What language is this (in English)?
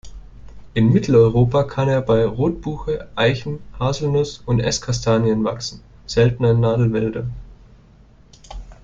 German